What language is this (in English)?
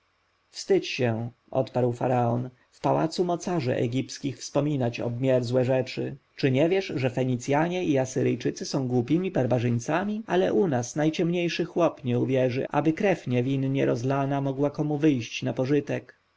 Polish